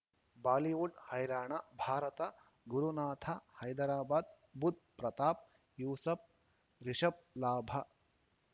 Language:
Kannada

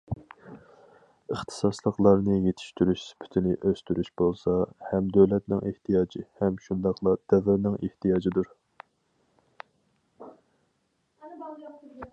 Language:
Uyghur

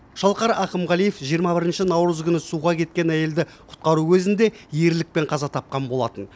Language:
Kazakh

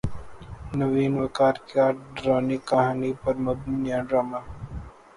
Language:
Urdu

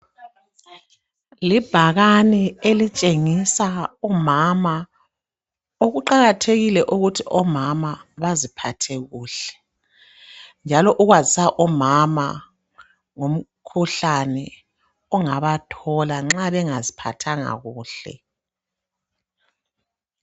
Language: North Ndebele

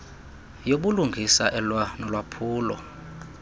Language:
Xhosa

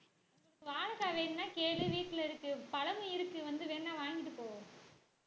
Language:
Tamil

